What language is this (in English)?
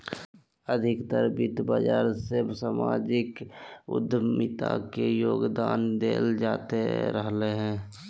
Magahi